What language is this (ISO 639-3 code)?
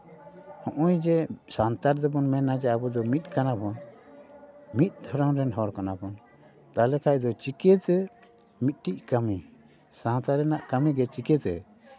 sat